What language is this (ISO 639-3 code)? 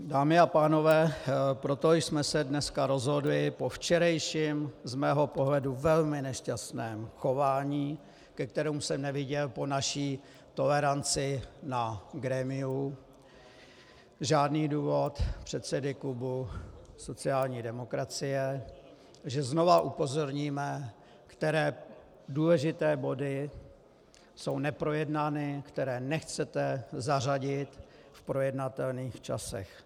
ces